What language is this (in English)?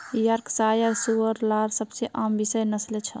Magahi